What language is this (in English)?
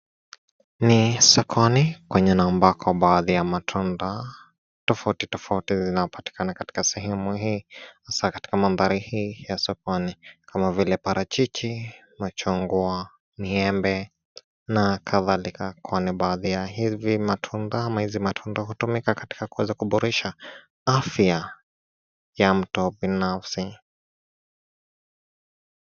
Swahili